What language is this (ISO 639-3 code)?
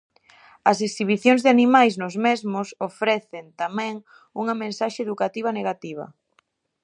glg